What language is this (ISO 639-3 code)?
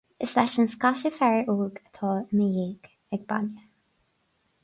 gle